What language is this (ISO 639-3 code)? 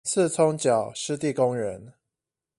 zho